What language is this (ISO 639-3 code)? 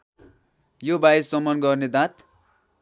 nep